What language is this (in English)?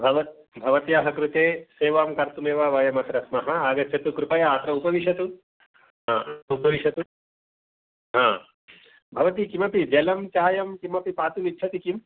Sanskrit